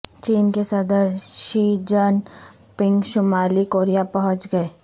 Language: Urdu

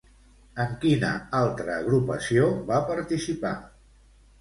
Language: Catalan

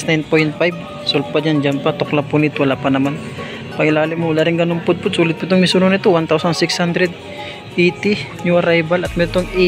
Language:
Filipino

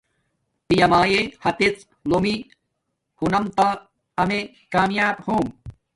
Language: Domaaki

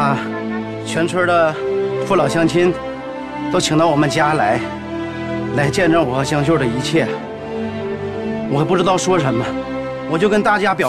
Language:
Chinese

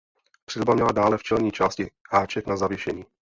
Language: Czech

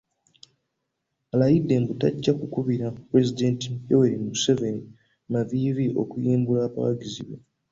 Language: Ganda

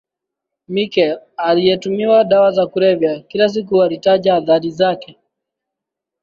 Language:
Swahili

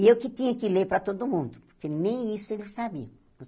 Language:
Portuguese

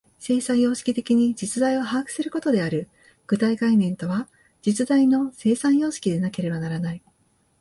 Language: Japanese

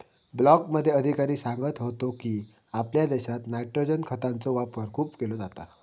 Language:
Marathi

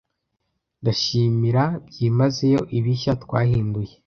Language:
Kinyarwanda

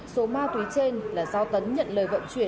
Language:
Vietnamese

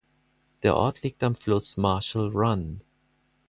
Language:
German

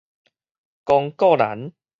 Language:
Min Nan Chinese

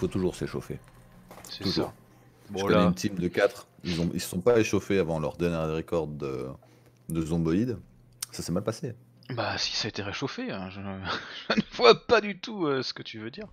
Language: French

